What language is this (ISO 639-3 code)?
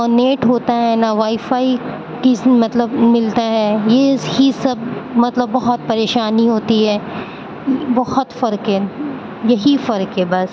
urd